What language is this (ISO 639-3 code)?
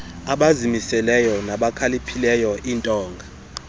xho